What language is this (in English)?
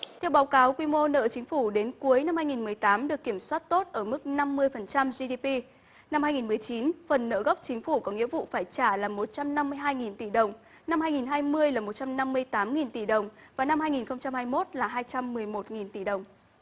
Vietnamese